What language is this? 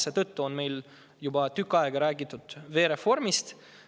Estonian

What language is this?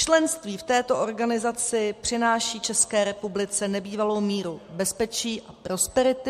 Czech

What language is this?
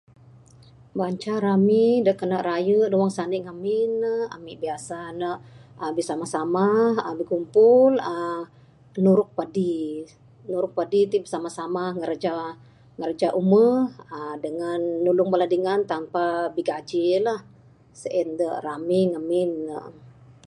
Bukar-Sadung Bidayuh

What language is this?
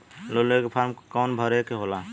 Bhojpuri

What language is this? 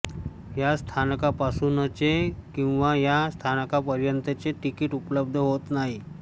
Marathi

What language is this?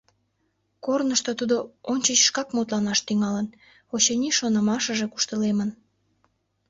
Mari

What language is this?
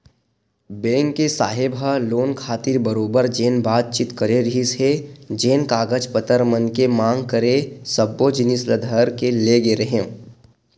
Chhattisgarhi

